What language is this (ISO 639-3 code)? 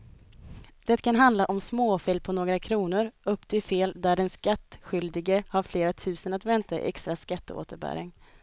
swe